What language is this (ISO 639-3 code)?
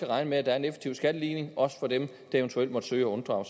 dan